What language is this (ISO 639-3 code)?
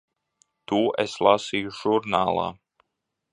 lav